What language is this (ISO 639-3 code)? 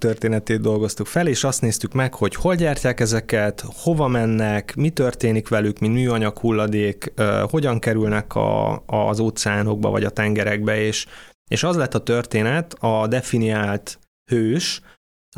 hun